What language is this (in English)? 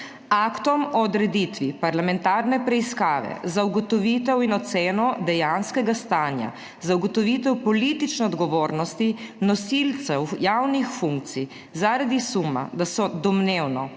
Slovenian